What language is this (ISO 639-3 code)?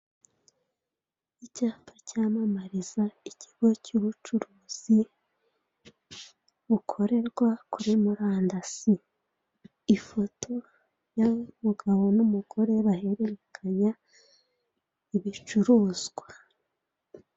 kin